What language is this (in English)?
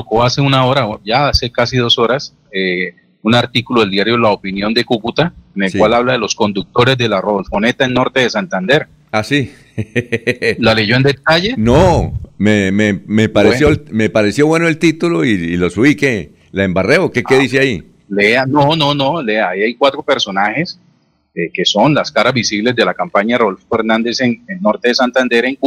Spanish